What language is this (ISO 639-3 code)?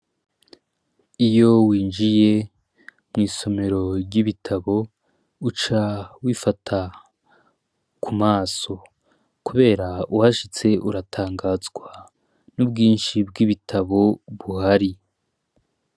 run